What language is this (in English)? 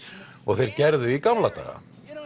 Icelandic